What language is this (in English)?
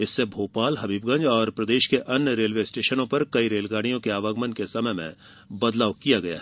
Hindi